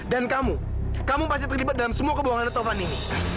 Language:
Indonesian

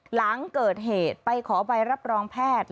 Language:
Thai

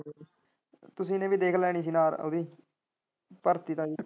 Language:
Punjabi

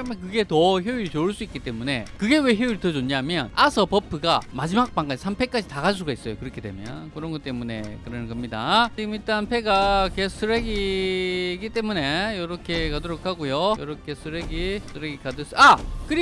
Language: Korean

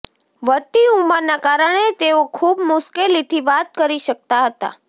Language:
Gujarati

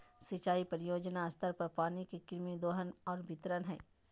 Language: Magahi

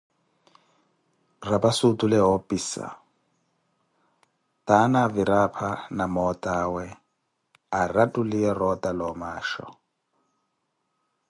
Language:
Koti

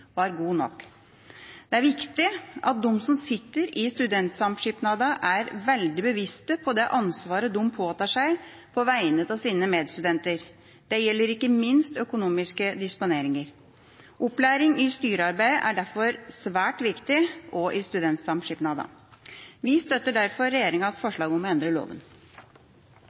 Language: Norwegian Bokmål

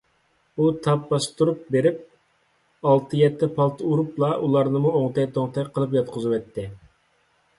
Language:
Uyghur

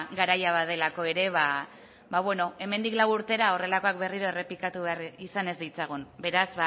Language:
Basque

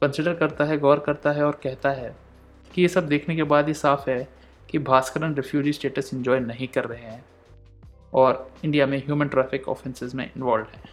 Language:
Hindi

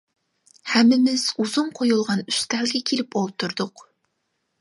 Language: Uyghur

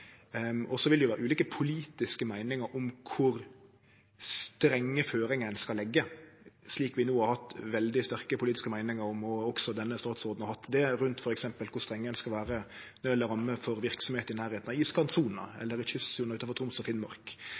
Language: Norwegian Nynorsk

